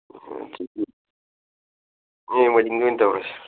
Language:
Manipuri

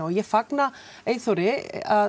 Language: Icelandic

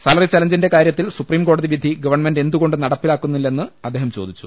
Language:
Malayalam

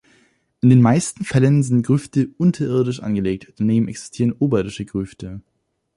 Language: German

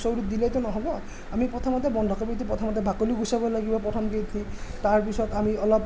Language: Assamese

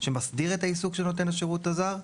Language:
Hebrew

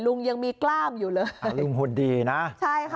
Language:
Thai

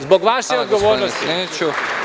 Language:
Serbian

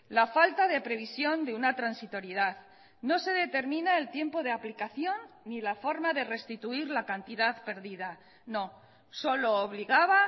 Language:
Spanish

